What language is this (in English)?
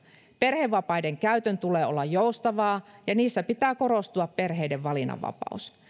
Finnish